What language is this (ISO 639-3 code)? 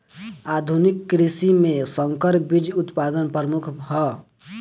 bho